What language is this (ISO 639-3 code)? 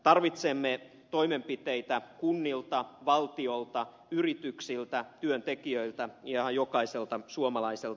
fin